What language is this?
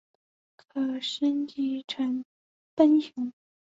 Chinese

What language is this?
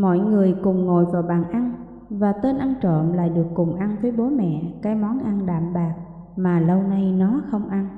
Vietnamese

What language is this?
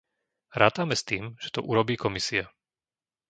Slovak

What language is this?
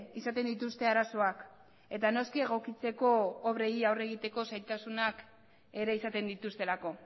Basque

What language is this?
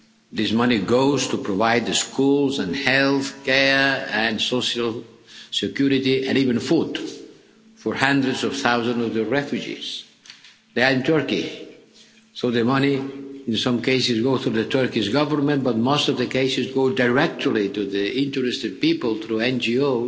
English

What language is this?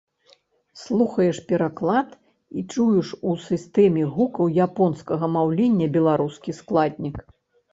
Belarusian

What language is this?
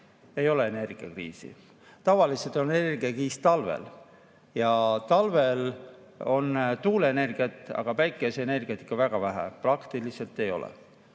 Estonian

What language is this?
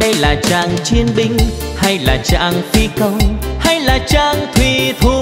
Vietnamese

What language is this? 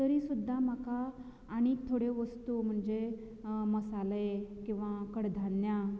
Konkani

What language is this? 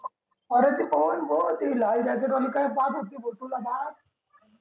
Marathi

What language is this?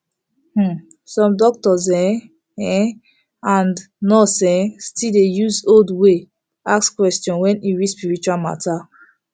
Nigerian Pidgin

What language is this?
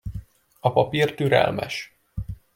Hungarian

